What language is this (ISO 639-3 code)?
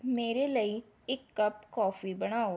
pan